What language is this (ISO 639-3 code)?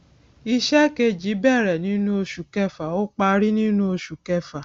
yor